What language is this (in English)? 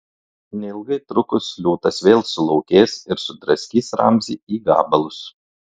Lithuanian